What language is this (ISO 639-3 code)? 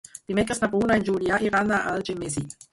cat